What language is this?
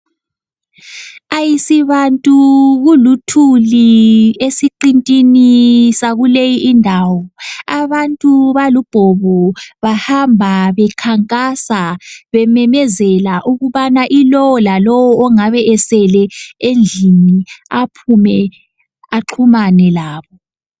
North Ndebele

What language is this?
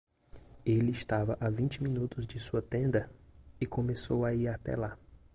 Portuguese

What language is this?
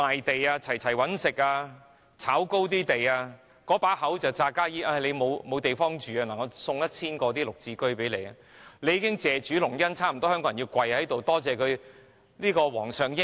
Cantonese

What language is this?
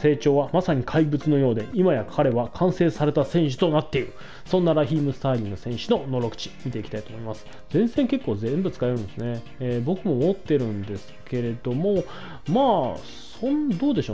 Japanese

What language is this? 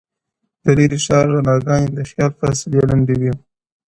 Pashto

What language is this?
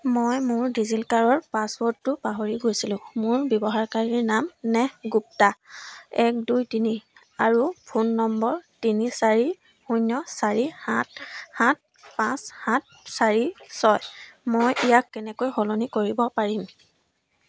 Assamese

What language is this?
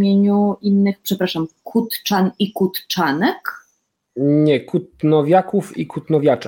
Polish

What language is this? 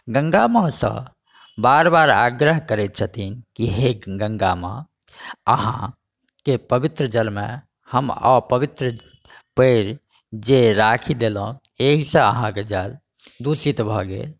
Maithili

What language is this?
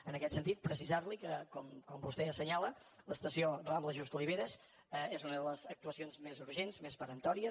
Catalan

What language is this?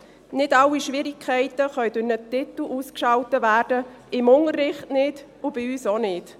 Swiss German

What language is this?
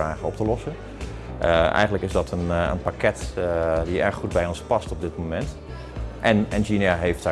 Dutch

